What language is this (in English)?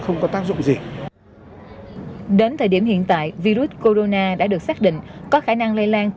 Vietnamese